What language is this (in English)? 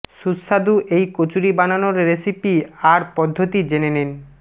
Bangla